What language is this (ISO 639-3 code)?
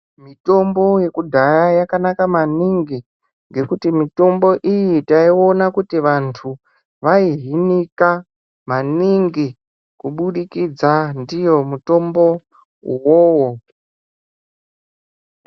ndc